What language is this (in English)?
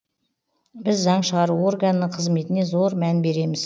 Kazakh